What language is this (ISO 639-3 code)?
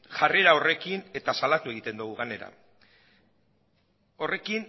eus